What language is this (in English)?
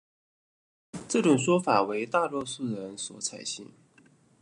Chinese